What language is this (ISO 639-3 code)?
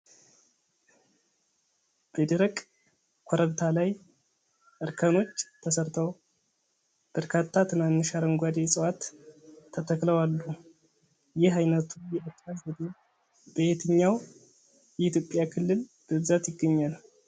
amh